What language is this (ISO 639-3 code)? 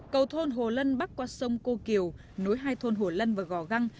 vie